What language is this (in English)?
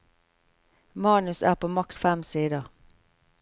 Norwegian